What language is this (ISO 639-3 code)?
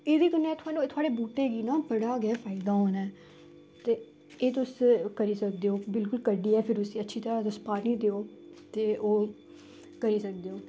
doi